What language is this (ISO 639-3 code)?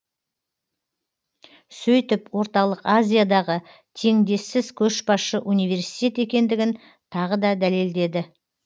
kaz